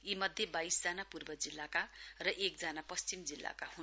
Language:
Nepali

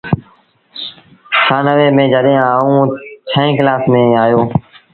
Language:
Sindhi Bhil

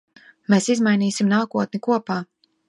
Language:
Latvian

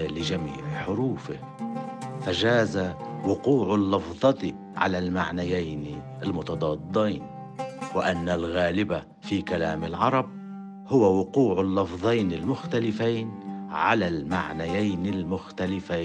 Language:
Arabic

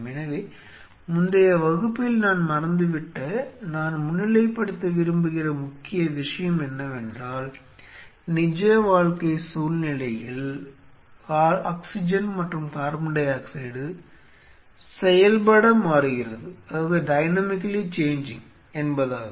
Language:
Tamil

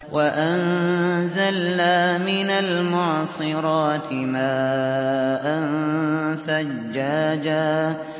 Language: Arabic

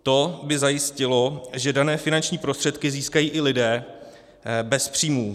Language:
Czech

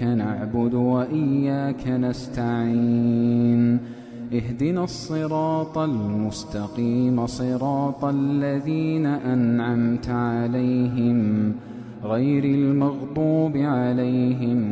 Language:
Arabic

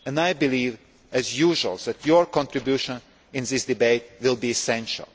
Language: English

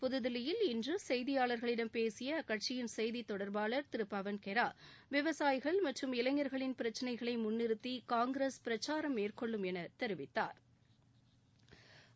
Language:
Tamil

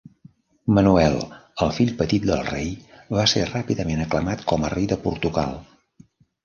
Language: Catalan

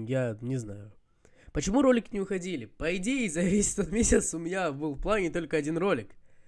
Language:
Russian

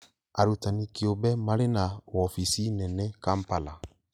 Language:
Kikuyu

